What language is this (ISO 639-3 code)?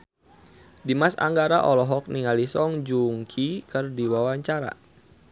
sun